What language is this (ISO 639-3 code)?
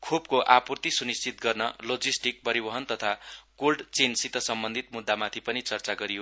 nep